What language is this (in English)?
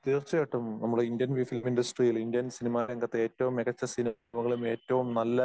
Malayalam